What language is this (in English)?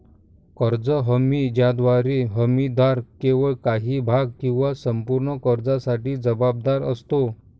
Marathi